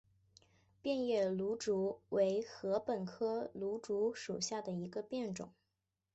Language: Chinese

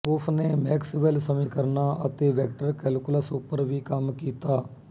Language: Punjabi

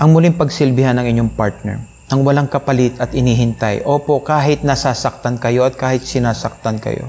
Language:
Filipino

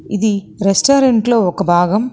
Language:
Telugu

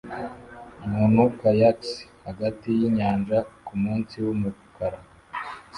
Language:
Kinyarwanda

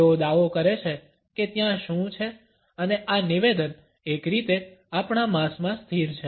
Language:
Gujarati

